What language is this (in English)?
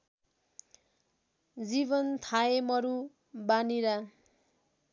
Nepali